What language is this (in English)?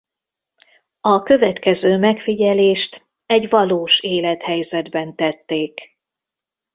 Hungarian